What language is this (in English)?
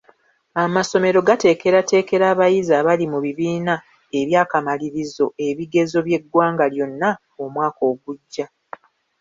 Ganda